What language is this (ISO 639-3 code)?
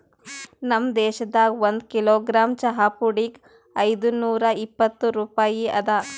kan